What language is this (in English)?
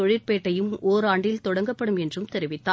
Tamil